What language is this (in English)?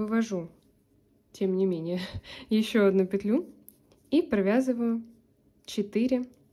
Russian